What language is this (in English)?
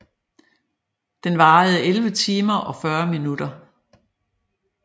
Danish